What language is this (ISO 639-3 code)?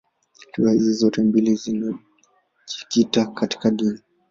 swa